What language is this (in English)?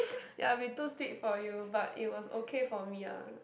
English